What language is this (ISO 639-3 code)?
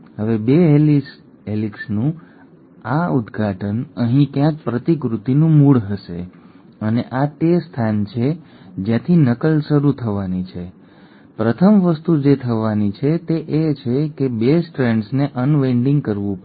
guj